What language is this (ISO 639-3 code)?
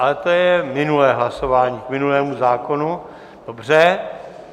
ces